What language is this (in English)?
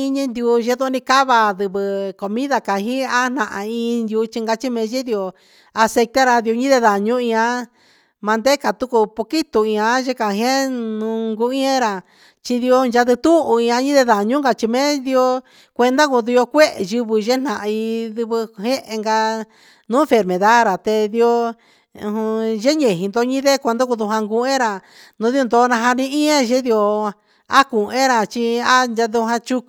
Huitepec Mixtec